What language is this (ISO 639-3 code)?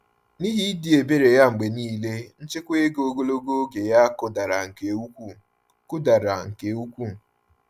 ibo